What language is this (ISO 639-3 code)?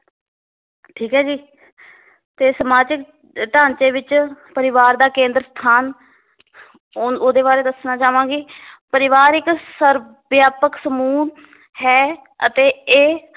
pan